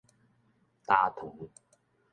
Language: Min Nan Chinese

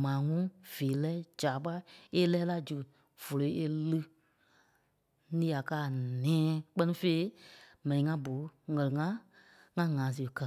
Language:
Kpelle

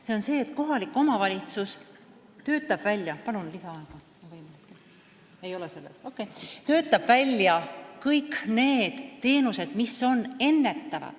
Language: Estonian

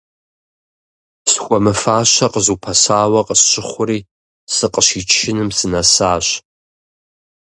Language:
Kabardian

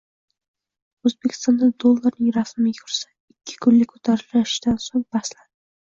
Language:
Uzbek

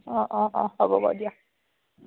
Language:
Assamese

